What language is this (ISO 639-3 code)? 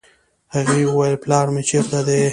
pus